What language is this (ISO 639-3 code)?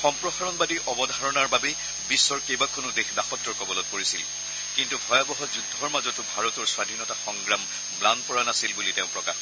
asm